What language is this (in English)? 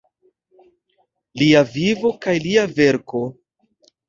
Esperanto